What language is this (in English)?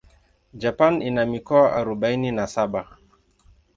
Swahili